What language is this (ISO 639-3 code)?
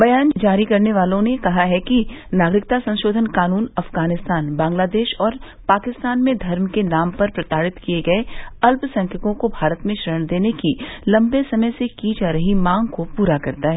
hin